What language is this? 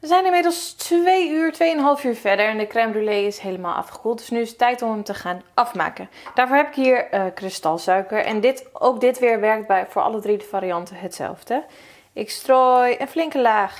Dutch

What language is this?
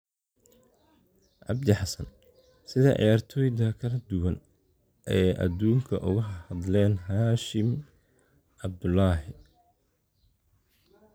Somali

